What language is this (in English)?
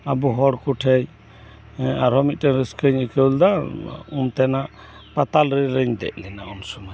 Santali